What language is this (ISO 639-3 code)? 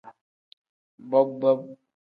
kdh